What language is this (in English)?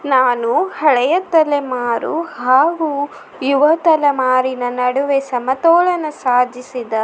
Kannada